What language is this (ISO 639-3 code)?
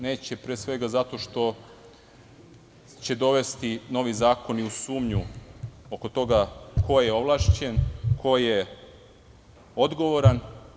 srp